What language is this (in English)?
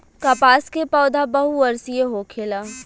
Bhojpuri